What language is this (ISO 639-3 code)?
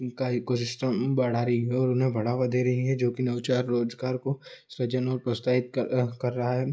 hin